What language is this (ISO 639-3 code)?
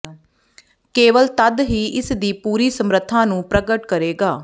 pan